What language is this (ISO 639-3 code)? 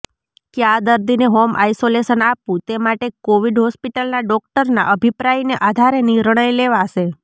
guj